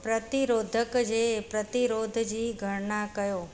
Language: Sindhi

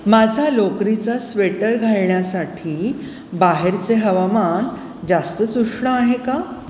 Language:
Marathi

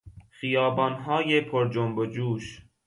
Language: Persian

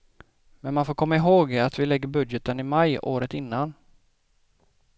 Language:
Swedish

